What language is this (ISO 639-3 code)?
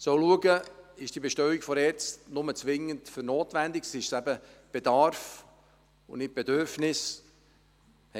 gsw